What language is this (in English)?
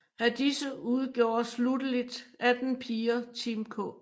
Danish